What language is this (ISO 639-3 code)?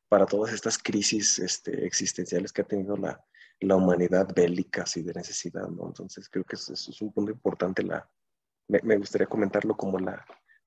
spa